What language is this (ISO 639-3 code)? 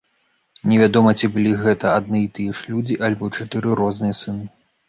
bel